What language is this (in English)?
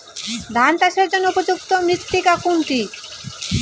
Bangla